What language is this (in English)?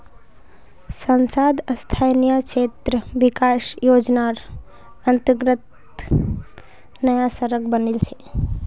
Magahi